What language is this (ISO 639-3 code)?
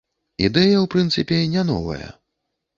bel